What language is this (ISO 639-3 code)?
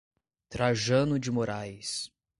por